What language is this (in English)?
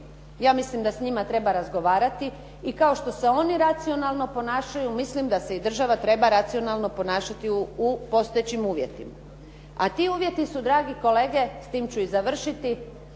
Croatian